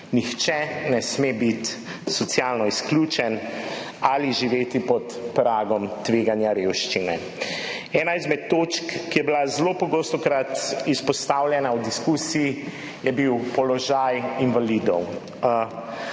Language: Slovenian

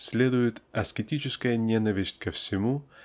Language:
Russian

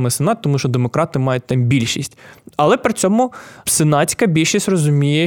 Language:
Ukrainian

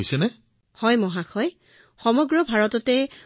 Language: Assamese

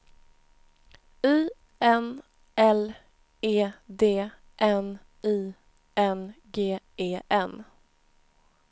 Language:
Swedish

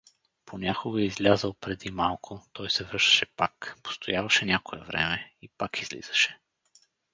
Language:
Bulgarian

